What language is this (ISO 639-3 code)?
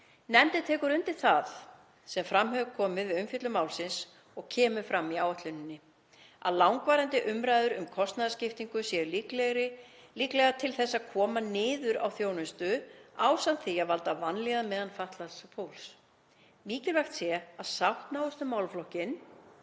isl